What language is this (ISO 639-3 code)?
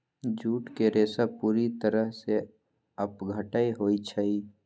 mag